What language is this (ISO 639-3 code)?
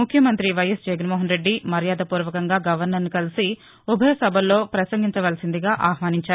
tel